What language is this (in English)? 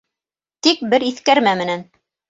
Bashkir